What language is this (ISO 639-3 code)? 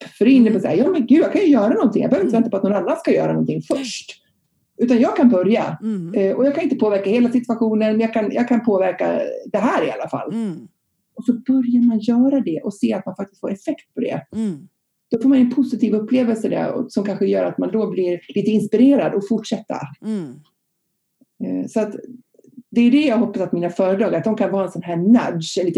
swe